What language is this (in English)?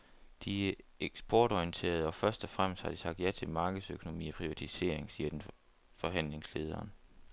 Danish